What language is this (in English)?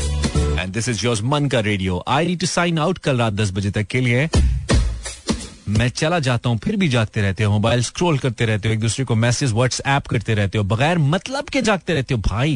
Hindi